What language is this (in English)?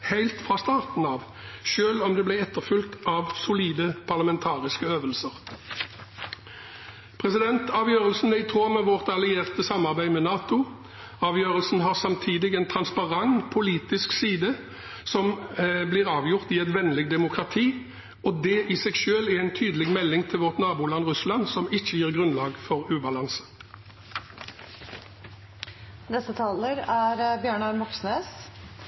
Norwegian Bokmål